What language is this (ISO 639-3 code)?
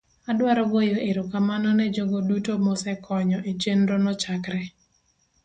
luo